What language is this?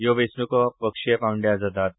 Konkani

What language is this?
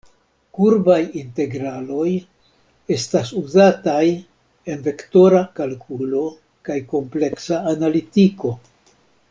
Esperanto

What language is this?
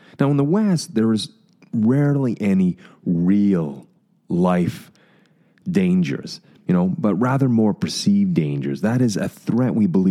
English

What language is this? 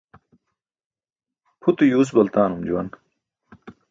Burushaski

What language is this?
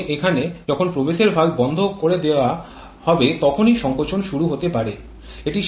Bangla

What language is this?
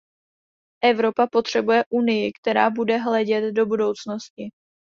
Czech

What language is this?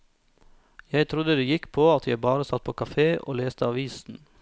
Norwegian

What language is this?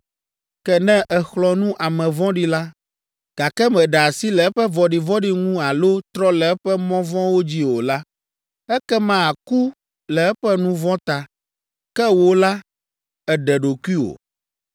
Ewe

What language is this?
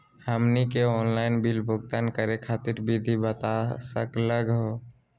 Magahi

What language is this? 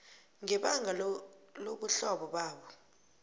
South Ndebele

